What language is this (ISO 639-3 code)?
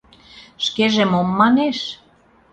chm